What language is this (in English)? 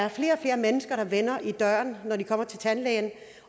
Danish